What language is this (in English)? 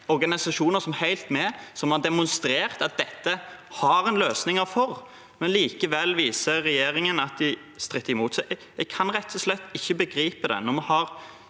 Norwegian